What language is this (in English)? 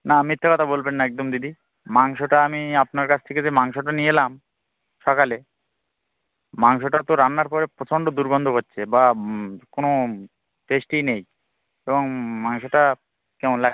Bangla